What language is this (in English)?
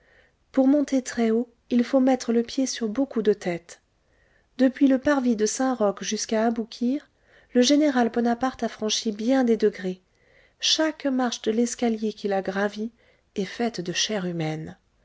French